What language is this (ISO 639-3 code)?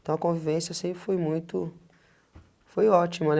por